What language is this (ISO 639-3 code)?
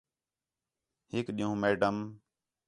xhe